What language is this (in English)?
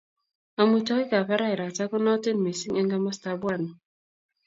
Kalenjin